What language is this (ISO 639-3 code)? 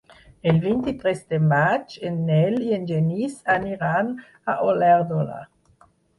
cat